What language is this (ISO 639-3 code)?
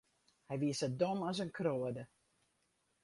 fry